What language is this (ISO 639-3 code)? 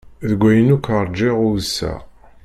kab